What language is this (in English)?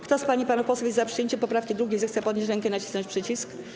Polish